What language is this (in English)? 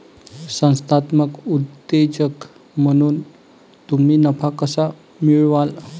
Marathi